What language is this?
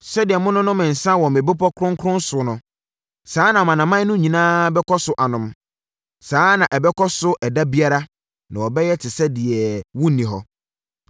Akan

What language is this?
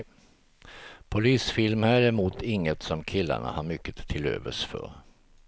Swedish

